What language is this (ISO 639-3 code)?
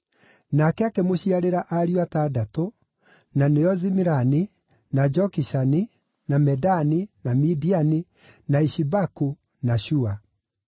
kik